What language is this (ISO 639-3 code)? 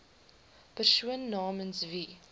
afr